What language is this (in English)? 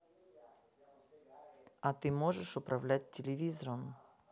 Russian